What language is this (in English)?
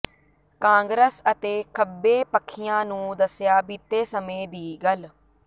Punjabi